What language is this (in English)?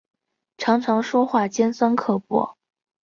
Chinese